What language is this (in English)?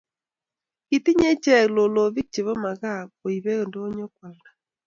Kalenjin